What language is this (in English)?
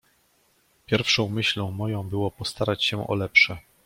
Polish